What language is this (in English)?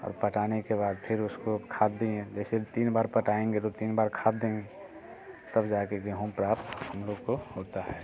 Hindi